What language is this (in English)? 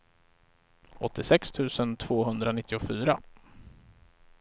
Swedish